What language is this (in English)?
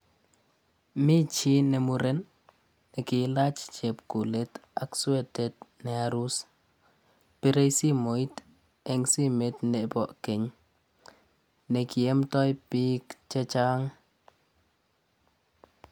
Kalenjin